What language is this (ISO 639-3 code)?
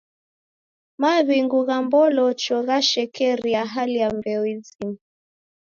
dav